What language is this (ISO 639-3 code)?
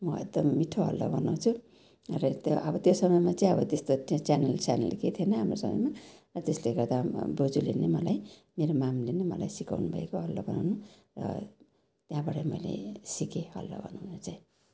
nep